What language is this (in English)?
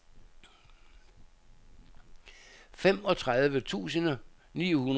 Danish